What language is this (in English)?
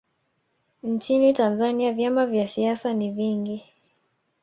Swahili